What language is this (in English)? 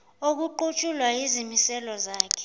Zulu